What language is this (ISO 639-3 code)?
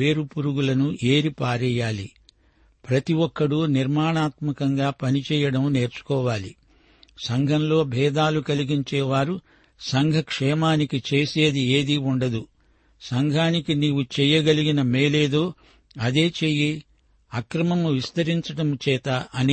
tel